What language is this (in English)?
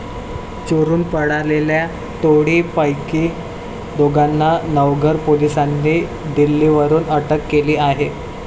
Marathi